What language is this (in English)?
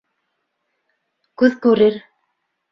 Bashkir